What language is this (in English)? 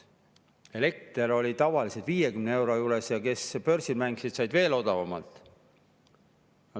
Estonian